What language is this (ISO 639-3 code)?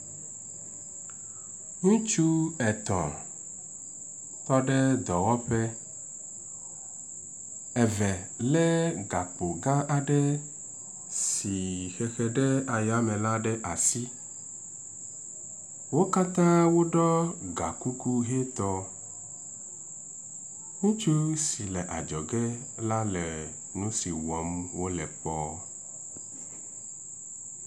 ewe